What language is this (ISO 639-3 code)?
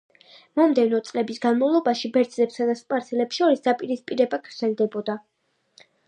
kat